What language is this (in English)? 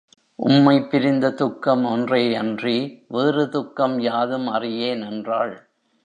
Tamil